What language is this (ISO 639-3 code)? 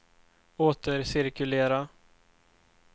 swe